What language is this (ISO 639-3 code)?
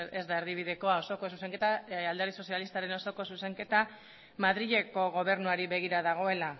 eus